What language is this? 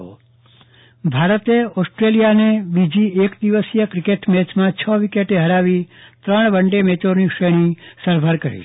Gujarati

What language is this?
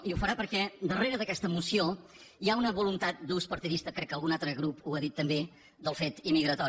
Catalan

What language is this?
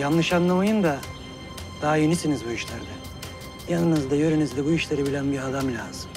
Turkish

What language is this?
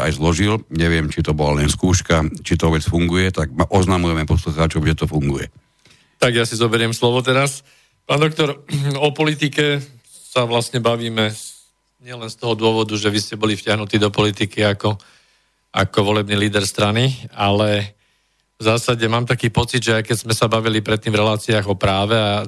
Slovak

